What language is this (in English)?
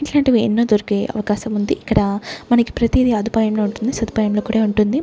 Telugu